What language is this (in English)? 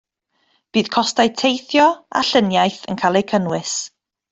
Welsh